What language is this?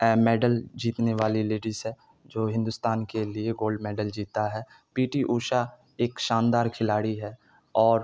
Urdu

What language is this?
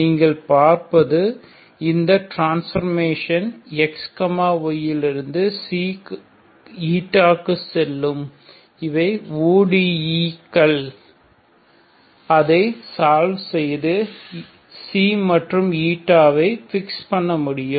Tamil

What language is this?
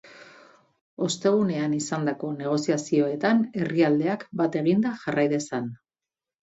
Basque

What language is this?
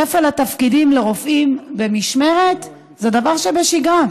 Hebrew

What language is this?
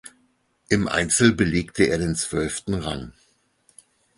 German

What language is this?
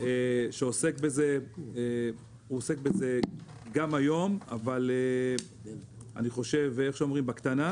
Hebrew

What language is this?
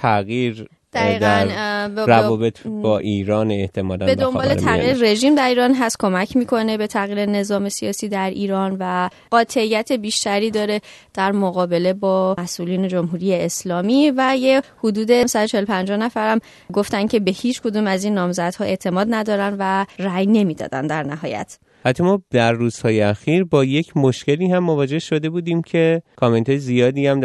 Persian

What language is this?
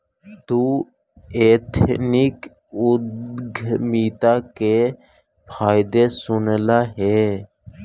Magahi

